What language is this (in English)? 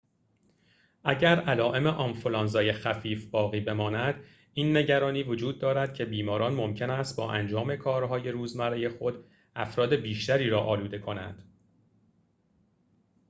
Persian